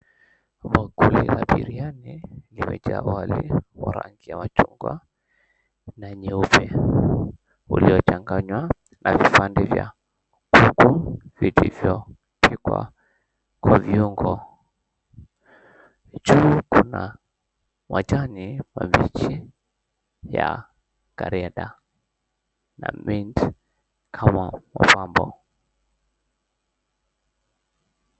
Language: Swahili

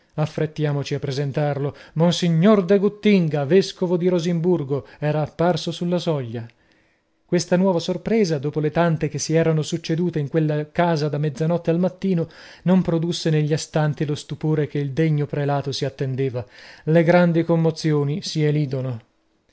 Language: Italian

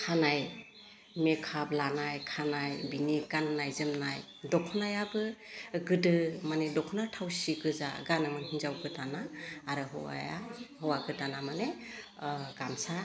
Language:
Bodo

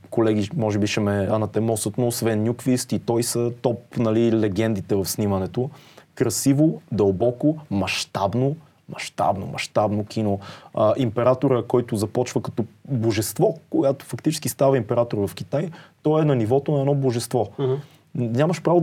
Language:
Bulgarian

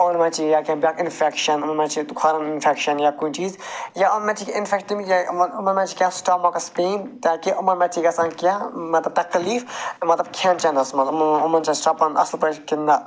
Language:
Kashmiri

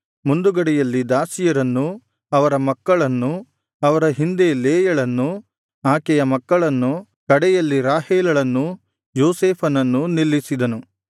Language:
Kannada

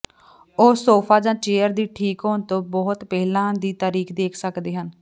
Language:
Punjabi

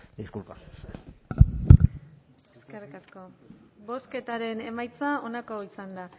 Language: Basque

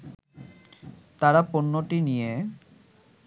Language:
Bangla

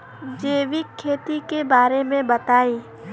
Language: Bhojpuri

